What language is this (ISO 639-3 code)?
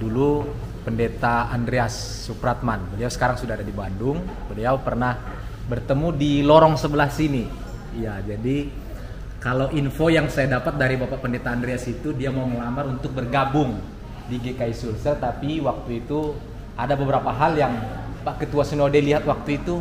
ind